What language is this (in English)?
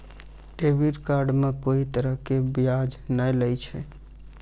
Maithili